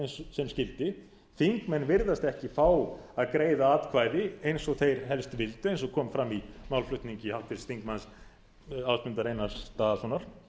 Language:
Icelandic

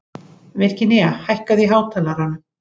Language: Icelandic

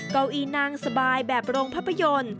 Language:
Thai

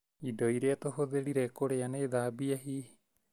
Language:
Kikuyu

